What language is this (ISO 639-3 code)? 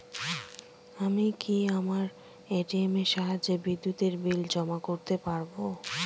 ben